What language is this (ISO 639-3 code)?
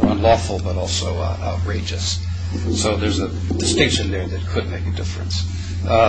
eng